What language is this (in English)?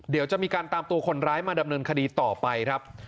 Thai